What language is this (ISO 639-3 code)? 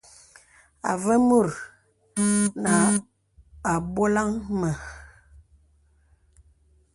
beb